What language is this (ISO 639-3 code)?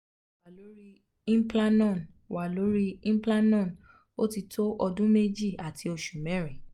yor